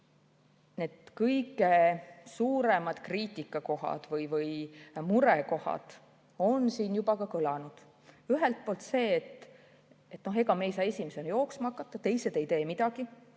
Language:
Estonian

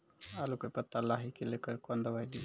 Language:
Maithili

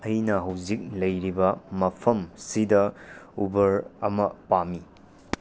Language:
Manipuri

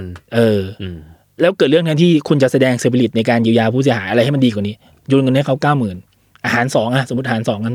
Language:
Thai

